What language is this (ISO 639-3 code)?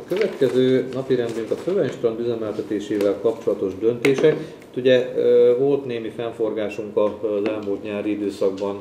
hun